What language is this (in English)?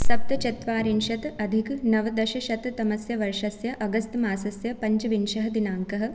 Sanskrit